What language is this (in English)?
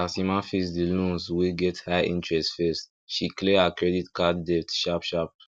Nigerian Pidgin